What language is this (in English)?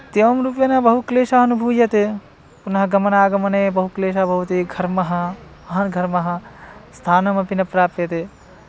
Sanskrit